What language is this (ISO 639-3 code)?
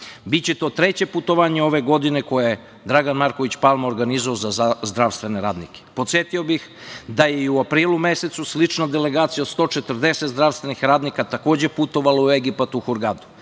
srp